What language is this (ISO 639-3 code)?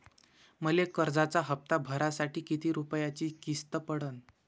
mar